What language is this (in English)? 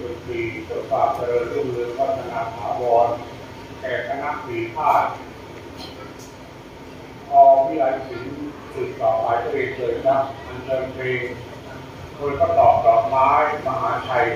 Thai